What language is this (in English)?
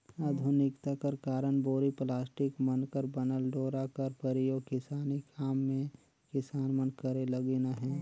Chhattisgarhi